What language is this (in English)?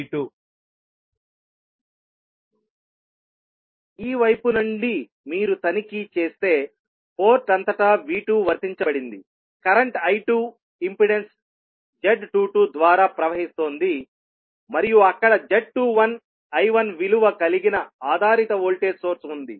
Telugu